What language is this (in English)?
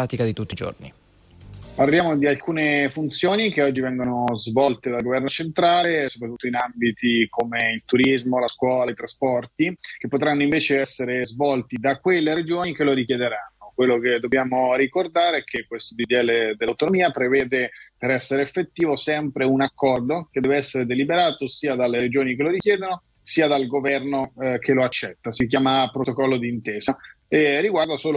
Italian